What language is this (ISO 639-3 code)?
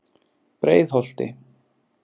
isl